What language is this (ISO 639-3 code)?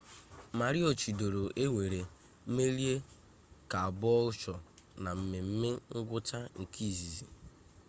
ibo